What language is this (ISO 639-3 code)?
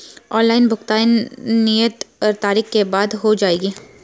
hin